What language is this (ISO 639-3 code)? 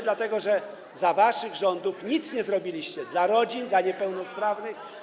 pol